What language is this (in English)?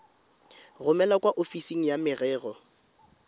Tswana